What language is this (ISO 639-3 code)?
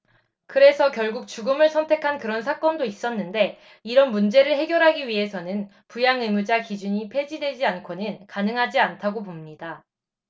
kor